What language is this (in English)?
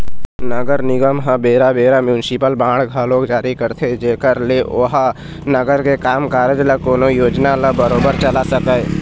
Chhattisgarhi